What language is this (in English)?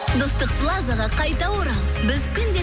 Kazakh